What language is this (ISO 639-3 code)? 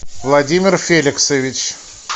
rus